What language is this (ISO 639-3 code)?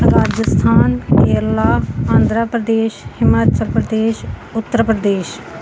pan